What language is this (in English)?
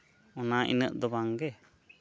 Santali